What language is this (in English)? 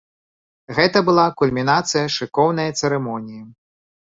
Belarusian